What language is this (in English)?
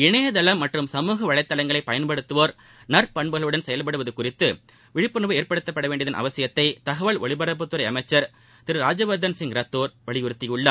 Tamil